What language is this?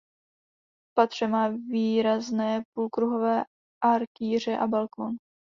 Czech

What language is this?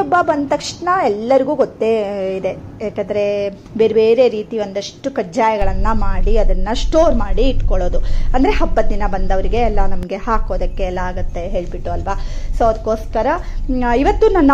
Kannada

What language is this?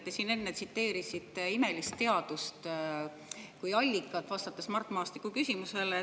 Estonian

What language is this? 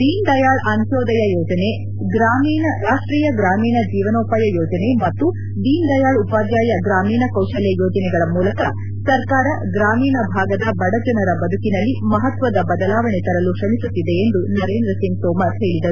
Kannada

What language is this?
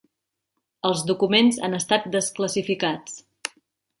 Catalan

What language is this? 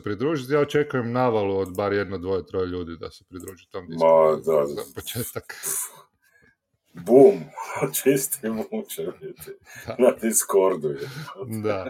Croatian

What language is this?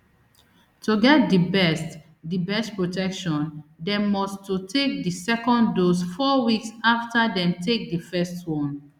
Nigerian Pidgin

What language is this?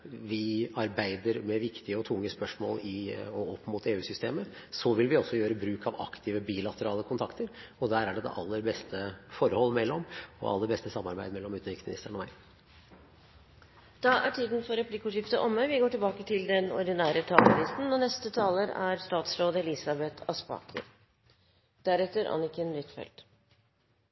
Norwegian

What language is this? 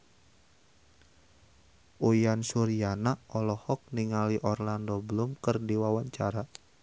Sundanese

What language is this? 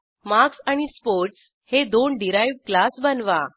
Marathi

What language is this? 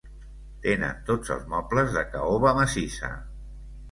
Catalan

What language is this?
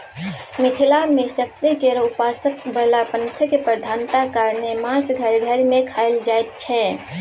Maithili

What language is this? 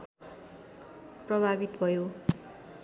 Nepali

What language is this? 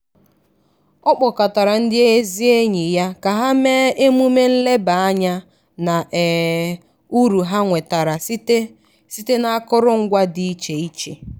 Igbo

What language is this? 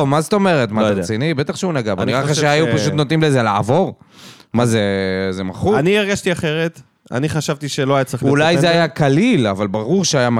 Hebrew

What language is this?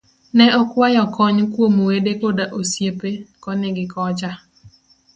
Luo (Kenya and Tanzania)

